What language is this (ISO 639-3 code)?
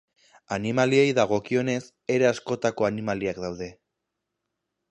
eus